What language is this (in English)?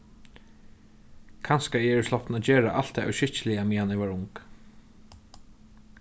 Faroese